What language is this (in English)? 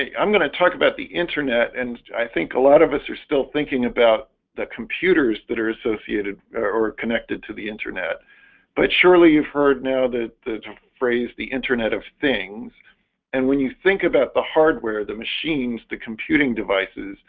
English